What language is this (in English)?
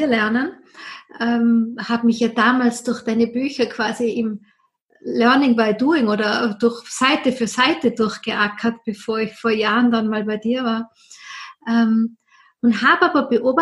German